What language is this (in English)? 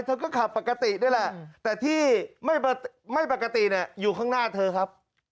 Thai